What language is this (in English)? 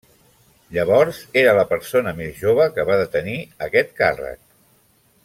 Catalan